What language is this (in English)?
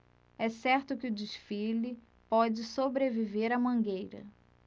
Portuguese